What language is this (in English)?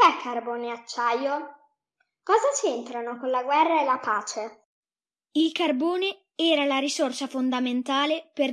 Italian